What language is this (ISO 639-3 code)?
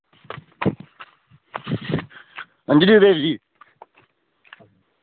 doi